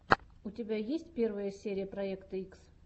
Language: Russian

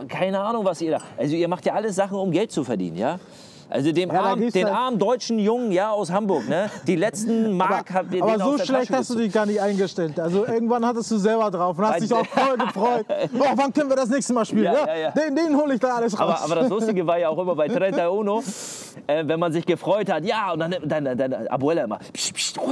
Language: German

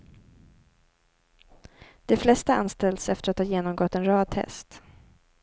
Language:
Swedish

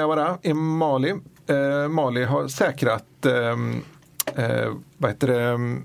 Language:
Swedish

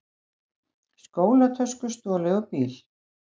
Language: Icelandic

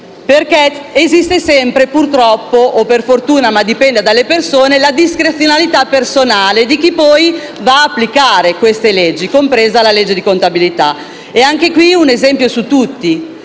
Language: Italian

